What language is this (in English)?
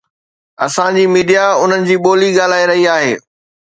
Sindhi